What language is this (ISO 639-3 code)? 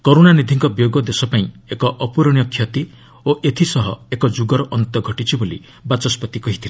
ori